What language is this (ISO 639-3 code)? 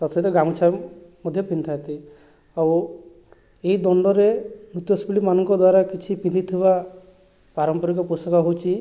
ori